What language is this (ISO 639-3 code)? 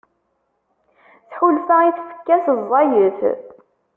kab